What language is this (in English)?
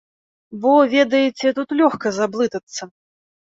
Belarusian